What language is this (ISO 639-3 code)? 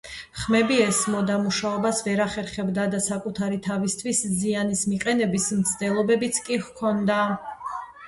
kat